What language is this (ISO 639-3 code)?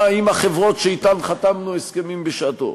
heb